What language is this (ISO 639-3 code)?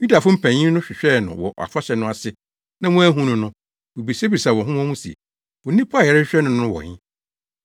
aka